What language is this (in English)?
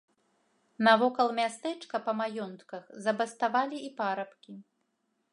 Belarusian